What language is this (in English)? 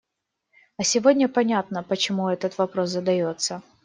Russian